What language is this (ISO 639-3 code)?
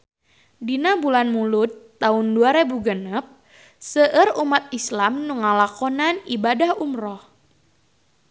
sun